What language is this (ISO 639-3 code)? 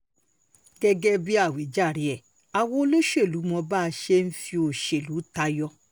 yor